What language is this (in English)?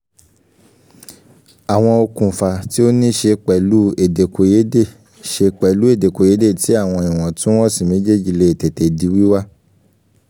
Yoruba